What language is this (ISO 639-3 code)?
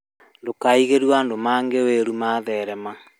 kik